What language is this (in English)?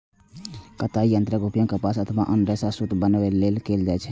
Maithili